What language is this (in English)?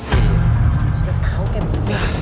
Indonesian